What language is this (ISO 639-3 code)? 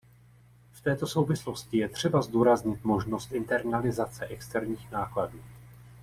ces